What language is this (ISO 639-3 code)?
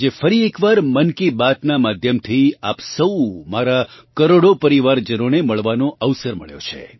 guj